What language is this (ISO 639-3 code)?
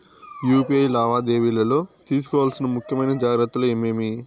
tel